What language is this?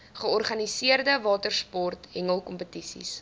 Afrikaans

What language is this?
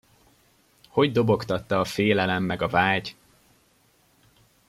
Hungarian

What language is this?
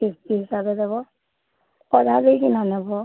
Odia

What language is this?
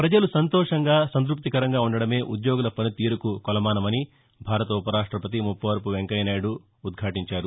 Telugu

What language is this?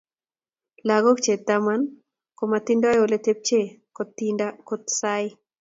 Kalenjin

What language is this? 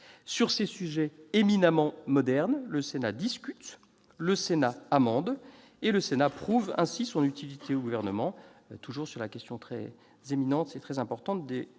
French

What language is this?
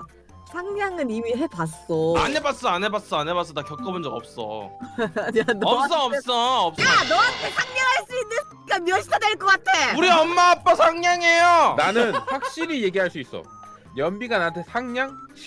Korean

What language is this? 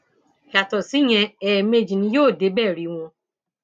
Yoruba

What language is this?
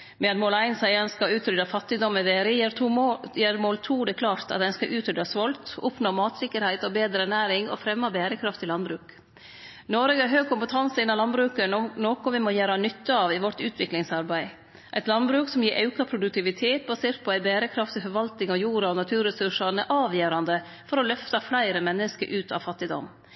Norwegian Nynorsk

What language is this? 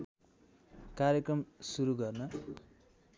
Nepali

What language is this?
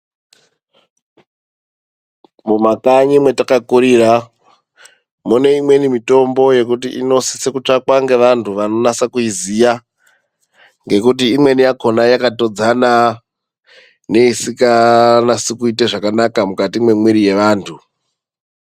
Ndau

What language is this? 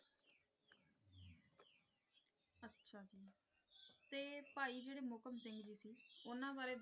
Punjabi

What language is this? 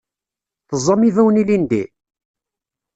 Kabyle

